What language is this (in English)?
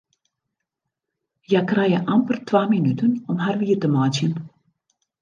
Western Frisian